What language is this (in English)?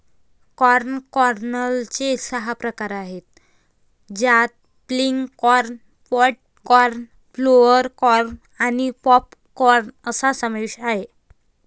Marathi